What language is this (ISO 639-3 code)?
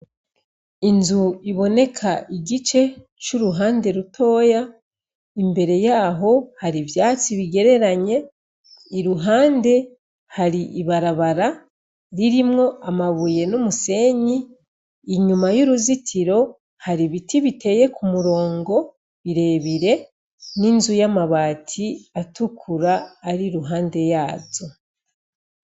run